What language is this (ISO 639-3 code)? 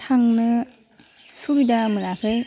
brx